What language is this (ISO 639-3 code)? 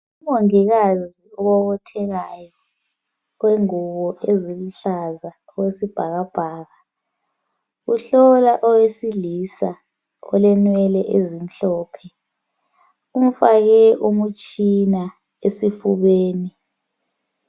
nde